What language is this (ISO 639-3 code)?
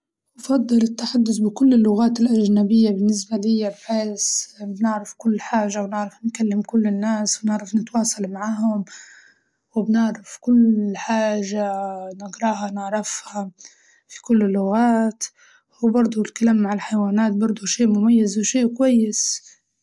ayl